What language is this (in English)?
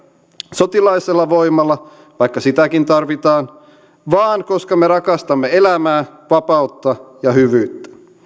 Finnish